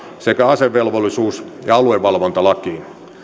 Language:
Finnish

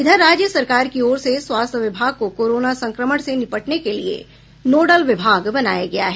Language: Hindi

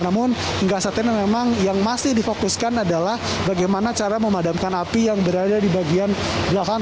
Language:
Indonesian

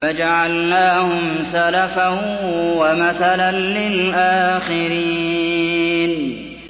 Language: Arabic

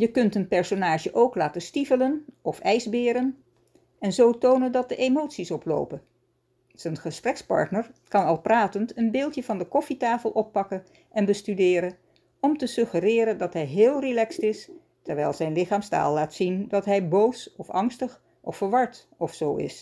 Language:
Dutch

